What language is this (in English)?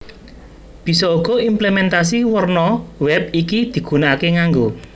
Javanese